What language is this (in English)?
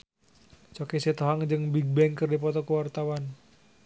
Sundanese